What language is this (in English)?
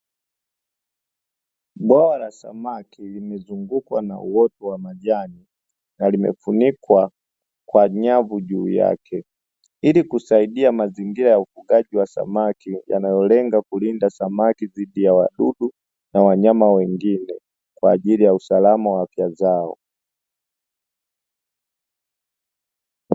Swahili